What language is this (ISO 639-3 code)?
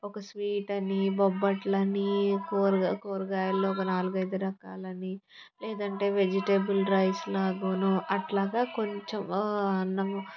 tel